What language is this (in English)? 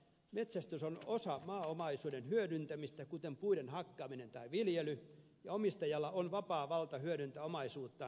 Finnish